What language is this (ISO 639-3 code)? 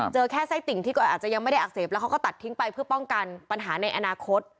tha